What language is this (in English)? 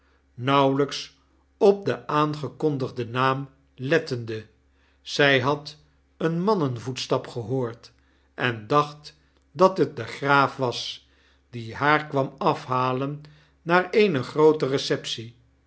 Dutch